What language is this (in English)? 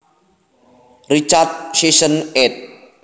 Javanese